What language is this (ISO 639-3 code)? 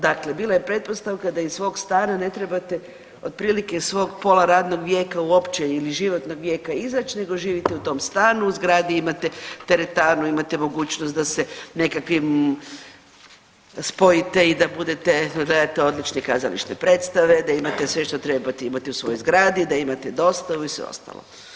hrv